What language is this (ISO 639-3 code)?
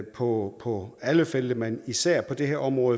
dan